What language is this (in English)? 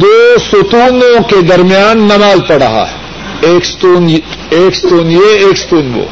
Urdu